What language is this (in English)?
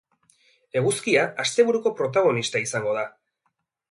Basque